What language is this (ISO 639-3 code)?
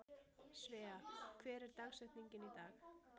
isl